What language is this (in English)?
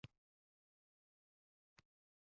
Uzbek